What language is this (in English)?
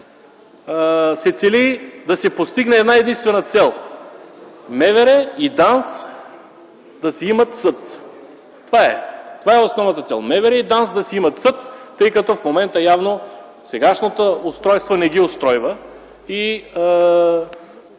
Bulgarian